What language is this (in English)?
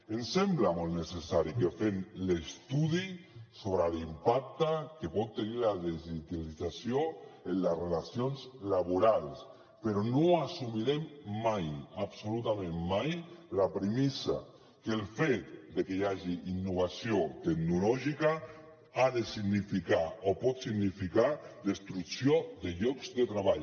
Catalan